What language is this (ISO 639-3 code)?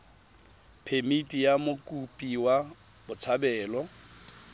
tsn